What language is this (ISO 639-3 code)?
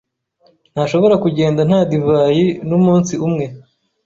kin